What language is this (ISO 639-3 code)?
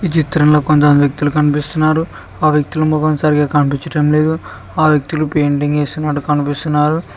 tel